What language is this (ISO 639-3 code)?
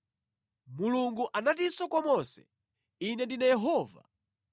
nya